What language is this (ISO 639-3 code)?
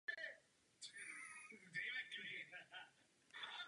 ces